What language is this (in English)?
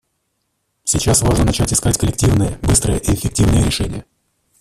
Russian